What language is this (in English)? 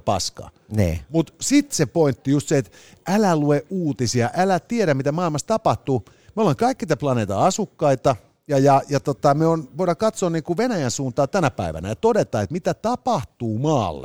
Finnish